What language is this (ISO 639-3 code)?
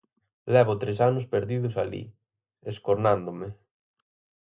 glg